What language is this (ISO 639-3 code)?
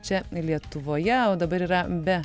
lit